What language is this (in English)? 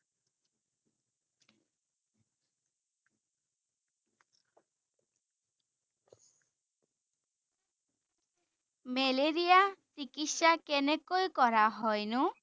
Assamese